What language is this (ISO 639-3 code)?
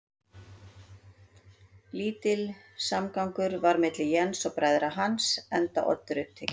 isl